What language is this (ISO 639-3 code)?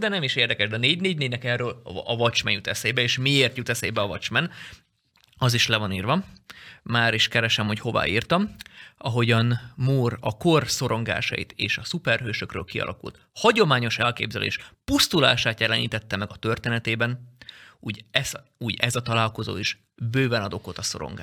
hun